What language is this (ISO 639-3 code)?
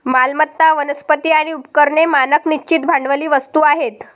mar